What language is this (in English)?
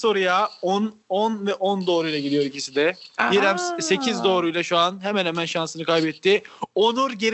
Turkish